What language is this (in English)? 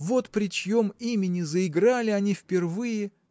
Russian